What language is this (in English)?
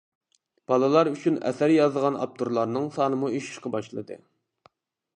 Uyghur